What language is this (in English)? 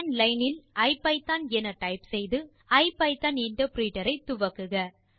Tamil